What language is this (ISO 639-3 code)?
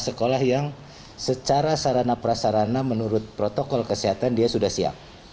ind